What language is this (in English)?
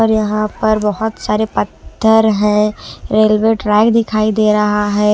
Hindi